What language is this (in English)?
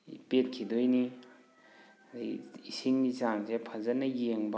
Manipuri